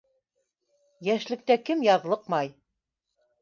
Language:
Bashkir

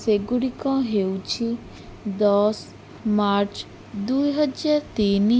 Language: Odia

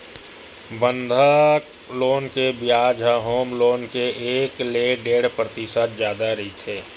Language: Chhattisgarhi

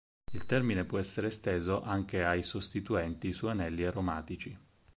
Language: Italian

